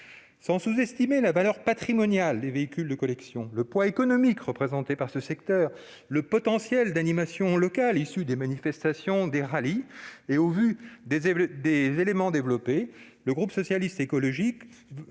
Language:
French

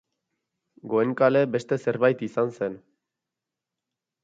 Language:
Basque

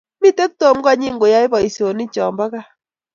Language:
Kalenjin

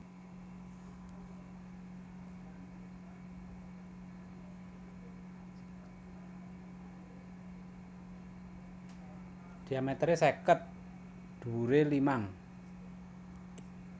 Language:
Javanese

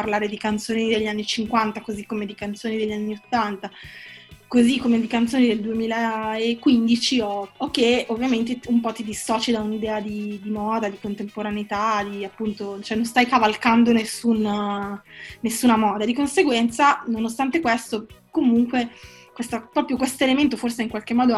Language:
Italian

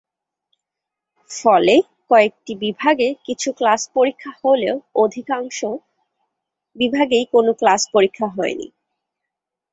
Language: Bangla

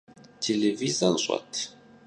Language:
Kabardian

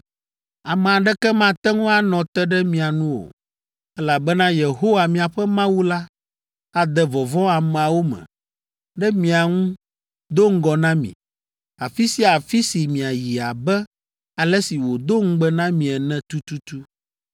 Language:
Ewe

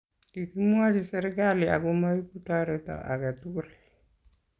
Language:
Kalenjin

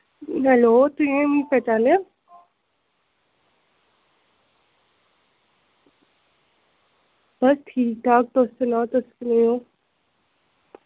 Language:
Dogri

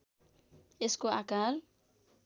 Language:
Nepali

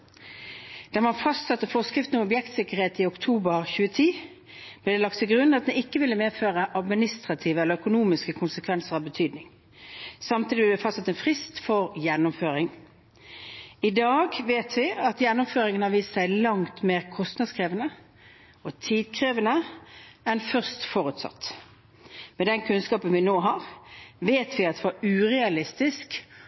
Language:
Norwegian Bokmål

